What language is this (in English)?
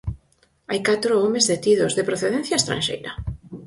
Galician